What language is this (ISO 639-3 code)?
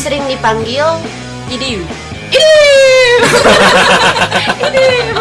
ind